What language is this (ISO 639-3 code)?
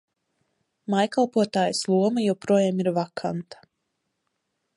lav